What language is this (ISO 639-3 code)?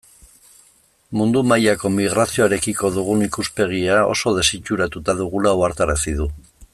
eus